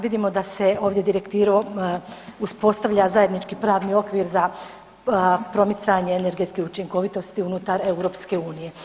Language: Croatian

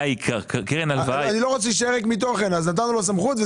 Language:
Hebrew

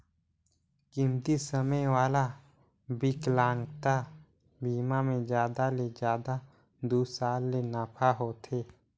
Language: Chhattisgarhi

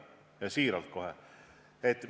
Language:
Estonian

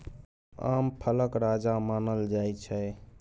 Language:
Maithili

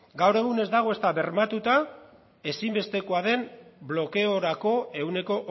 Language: Basque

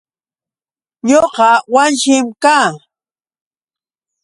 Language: Yauyos Quechua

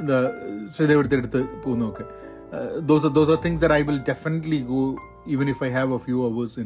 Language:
Malayalam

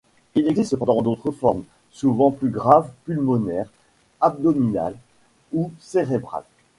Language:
French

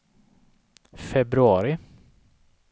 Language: Swedish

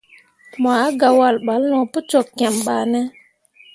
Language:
Mundang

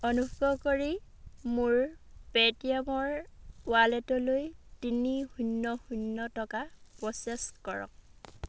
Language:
Assamese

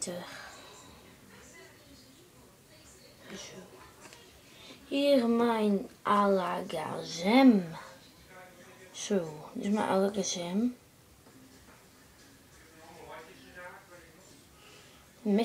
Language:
Dutch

